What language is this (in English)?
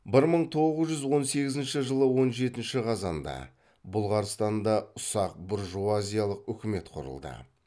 Kazakh